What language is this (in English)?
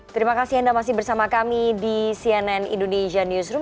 Indonesian